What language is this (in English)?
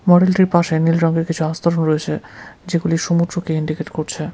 Bangla